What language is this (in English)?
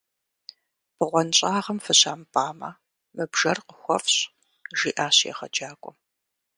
Kabardian